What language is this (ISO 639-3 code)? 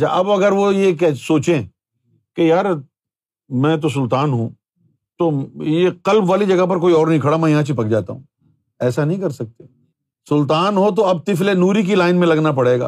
urd